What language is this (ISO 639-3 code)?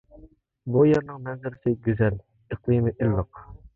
uig